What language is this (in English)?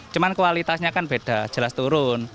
Indonesian